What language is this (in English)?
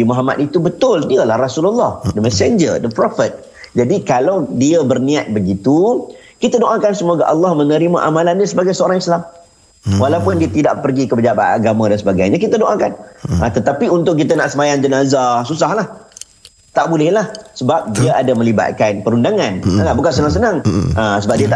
Malay